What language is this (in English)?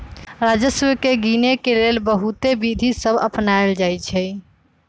Magahi